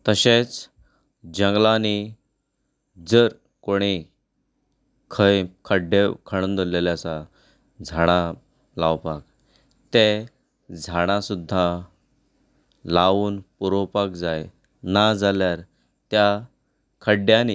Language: Konkani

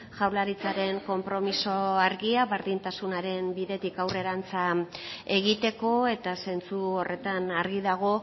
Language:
Basque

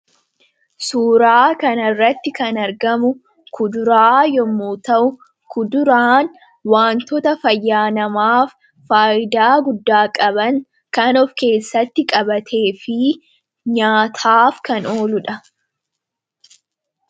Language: Oromo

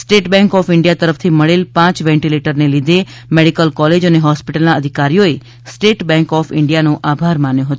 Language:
Gujarati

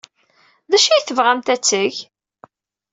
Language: Kabyle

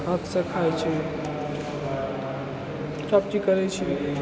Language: Maithili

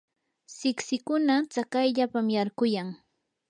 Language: Yanahuanca Pasco Quechua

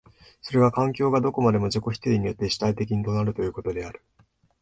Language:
Japanese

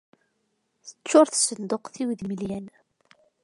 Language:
Kabyle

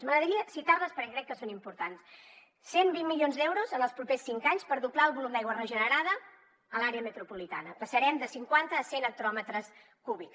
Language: Catalan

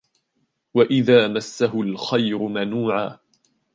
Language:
Arabic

